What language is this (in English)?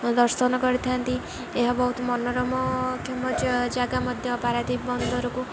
Odia